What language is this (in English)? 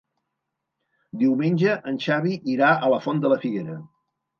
Catalan